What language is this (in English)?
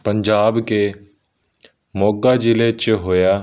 Punjabi